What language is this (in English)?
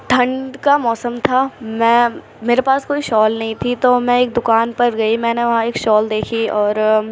Urdu